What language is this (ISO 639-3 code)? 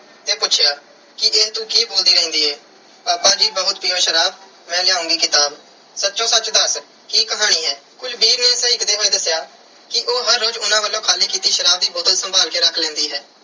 pan